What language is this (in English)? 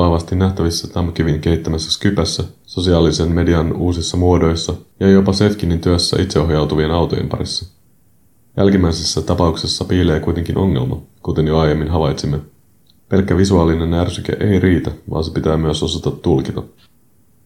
Finnish